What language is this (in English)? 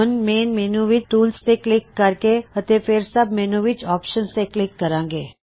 Punjabi